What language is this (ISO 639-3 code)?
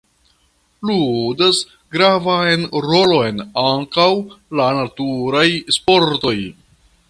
epo